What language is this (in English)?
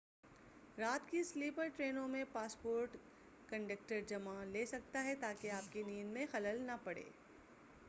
Urdu